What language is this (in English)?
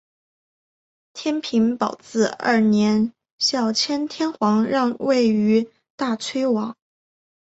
Chinese